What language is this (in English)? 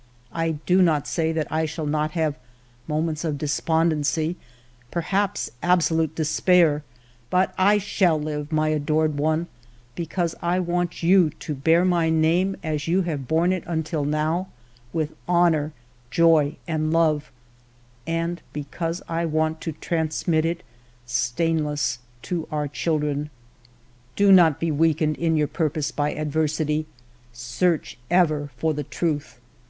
English